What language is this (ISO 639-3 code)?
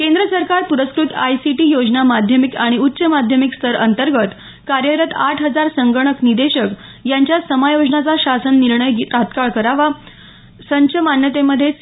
mar